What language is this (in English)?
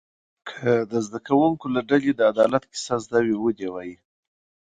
Pashto